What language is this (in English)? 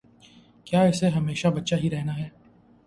Urdu